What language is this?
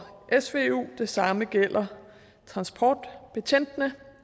Danish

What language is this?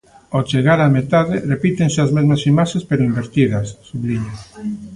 Galician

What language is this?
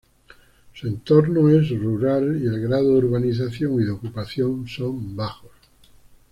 Spanish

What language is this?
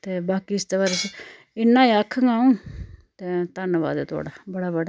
Dogri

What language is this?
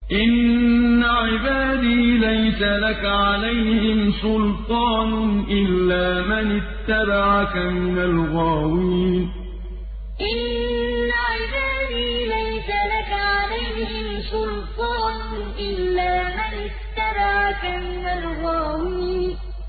Arabic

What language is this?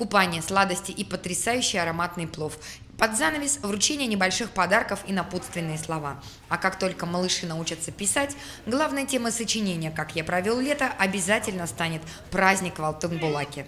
Russian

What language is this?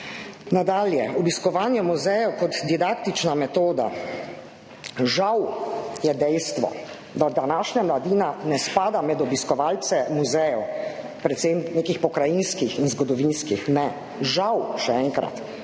Slovenian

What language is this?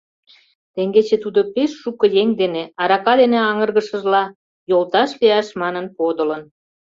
Mari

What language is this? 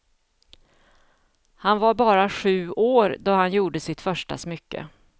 Swedish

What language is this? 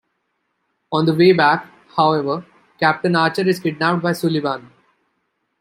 English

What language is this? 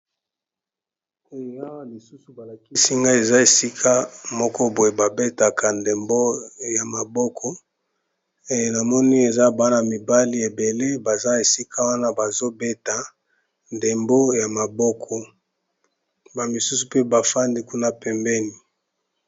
Lingala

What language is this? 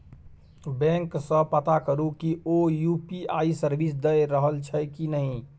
Maithili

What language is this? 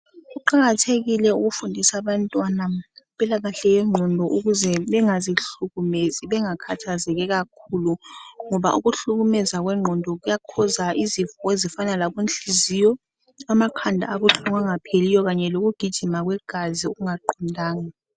North Ndebele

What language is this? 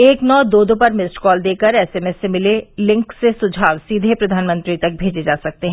Hindi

